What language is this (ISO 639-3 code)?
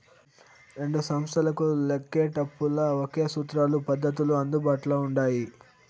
tel